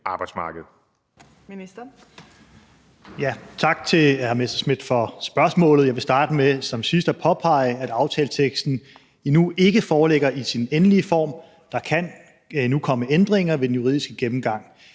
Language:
Danish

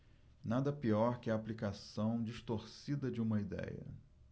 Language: Portuguese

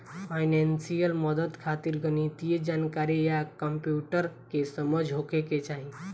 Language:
Bhojpuri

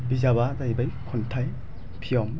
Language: Bodo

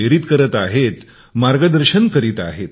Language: Marathi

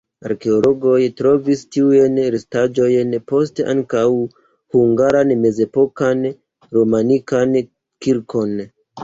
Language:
Esperanto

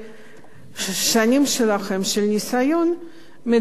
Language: Hebrew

